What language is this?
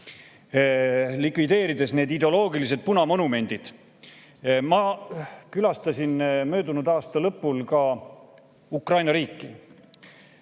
Estonian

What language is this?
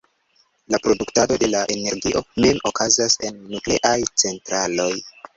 Esperanto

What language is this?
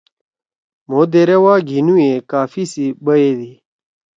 Torwali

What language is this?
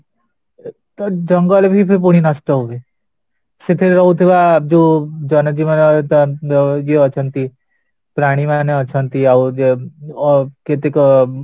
Odia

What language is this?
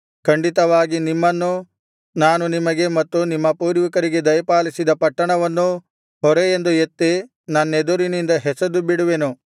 Kannada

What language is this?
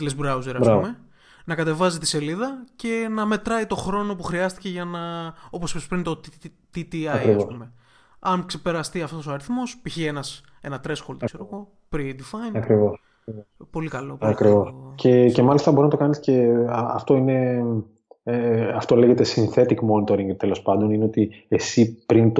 Greek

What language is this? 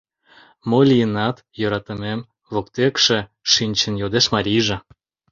Mari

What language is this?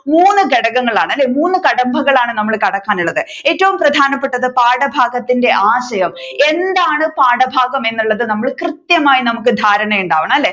Malayalam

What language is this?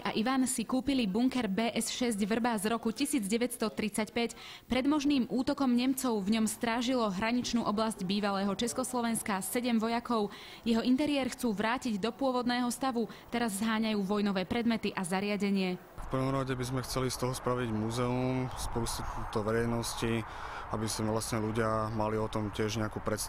Slovak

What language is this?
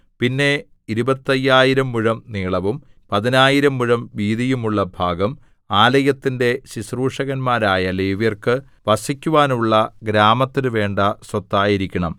Malayalam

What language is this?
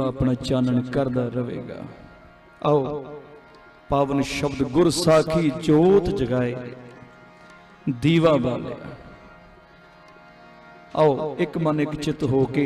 Hindi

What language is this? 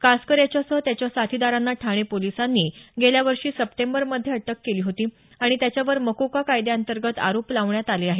Marathi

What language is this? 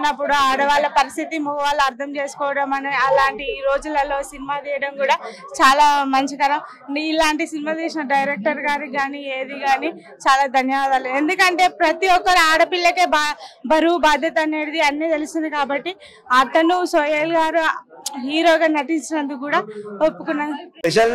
Hindi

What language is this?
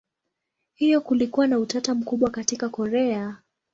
Swahili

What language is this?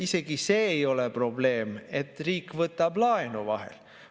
Estonian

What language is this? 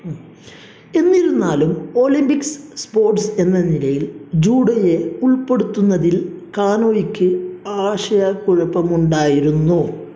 Malayalam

